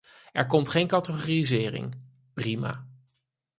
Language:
Dutch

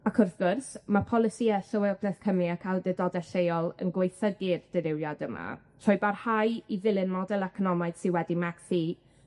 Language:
Welsh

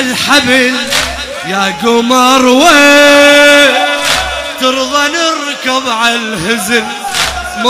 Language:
Arabic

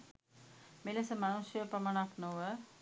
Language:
Sinhala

